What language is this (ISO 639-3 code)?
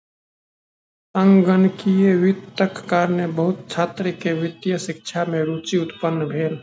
mai